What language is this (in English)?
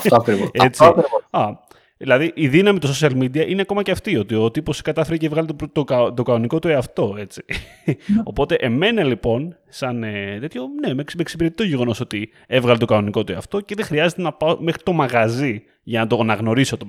Greek